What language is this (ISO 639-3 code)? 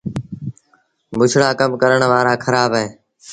sbn